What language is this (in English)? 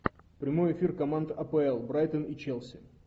Russian